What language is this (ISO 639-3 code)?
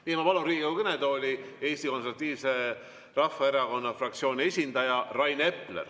est